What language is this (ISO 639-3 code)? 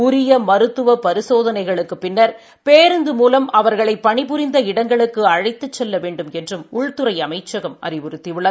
tam